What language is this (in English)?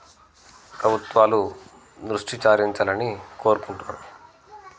Telugu